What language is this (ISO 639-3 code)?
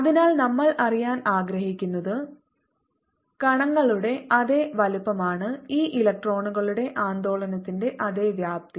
mal